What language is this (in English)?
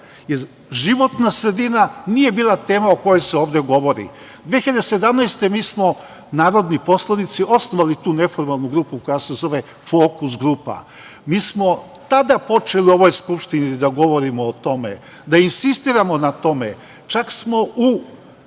Serbian